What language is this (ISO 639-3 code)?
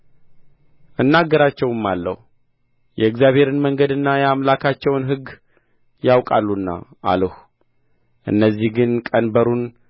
amh